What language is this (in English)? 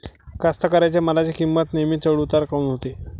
Marathi